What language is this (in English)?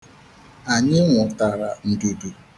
Igbo